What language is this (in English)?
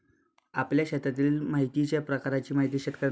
Marathi